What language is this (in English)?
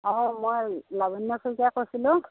Assamese